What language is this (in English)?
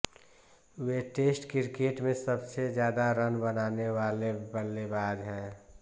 Hindi